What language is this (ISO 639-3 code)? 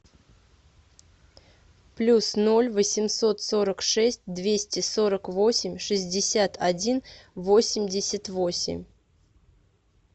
rus